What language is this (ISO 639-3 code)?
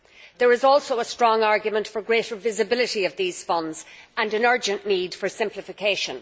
eng